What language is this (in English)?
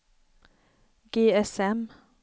Swedish